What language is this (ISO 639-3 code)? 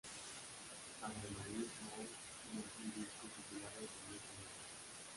spa